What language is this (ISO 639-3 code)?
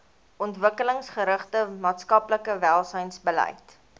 afr